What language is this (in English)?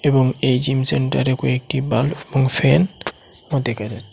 Bangla